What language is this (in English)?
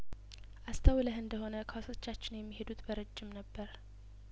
Amharic